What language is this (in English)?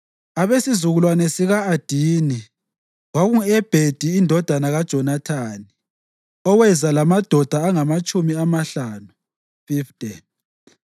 North Ndebele